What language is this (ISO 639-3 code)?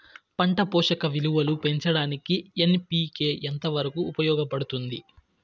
tel